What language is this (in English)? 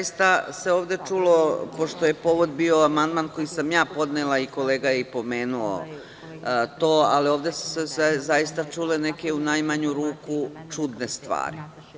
Serbian